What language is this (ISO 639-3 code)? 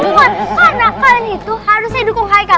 ind